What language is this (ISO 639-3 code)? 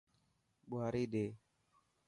mki